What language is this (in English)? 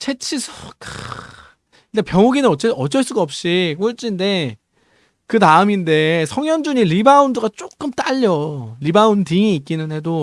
Korean